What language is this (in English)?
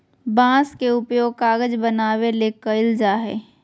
Magahi